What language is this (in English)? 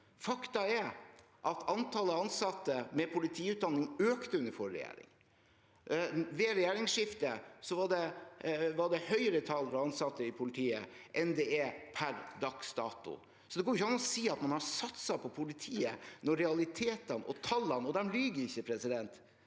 Norwegian